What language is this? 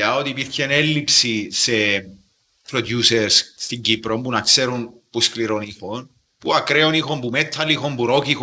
Greek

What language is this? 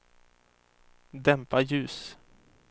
Swedish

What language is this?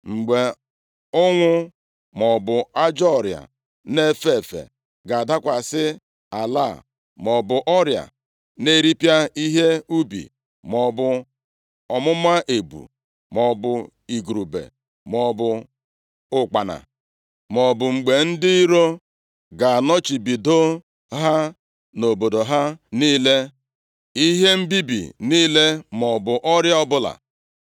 Igbo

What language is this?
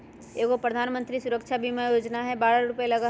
Magahi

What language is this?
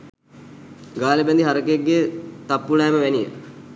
Sinhala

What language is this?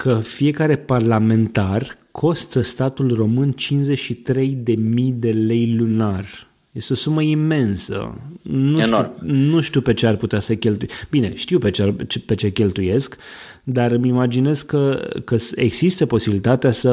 Romanian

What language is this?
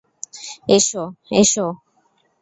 Bangla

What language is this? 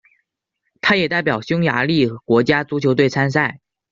Chinese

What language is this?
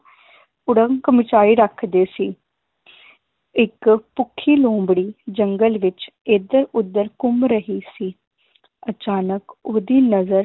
Punjabi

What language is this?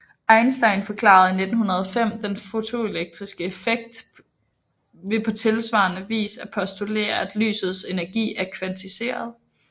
Danish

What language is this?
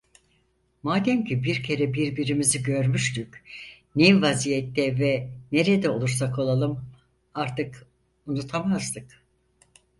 Turkish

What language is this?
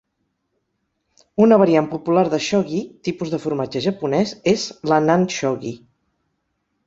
Catalan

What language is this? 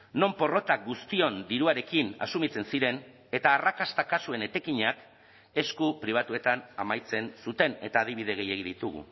Basque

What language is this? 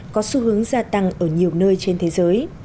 Vietnamese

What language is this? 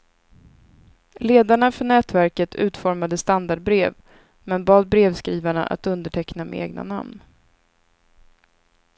Swedish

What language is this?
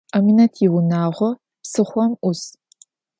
Adyghe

